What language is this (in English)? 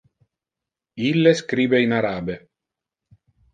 Interlingua